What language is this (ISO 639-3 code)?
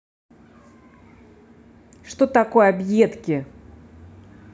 rus